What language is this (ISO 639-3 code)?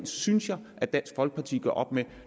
dan